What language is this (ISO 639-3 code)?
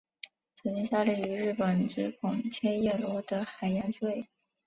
zho